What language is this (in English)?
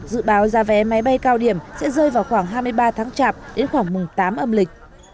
Vietnamese